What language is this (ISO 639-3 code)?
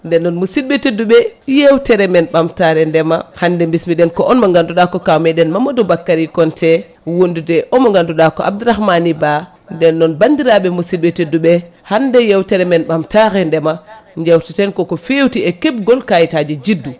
ful